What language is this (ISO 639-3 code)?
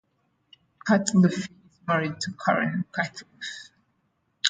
eng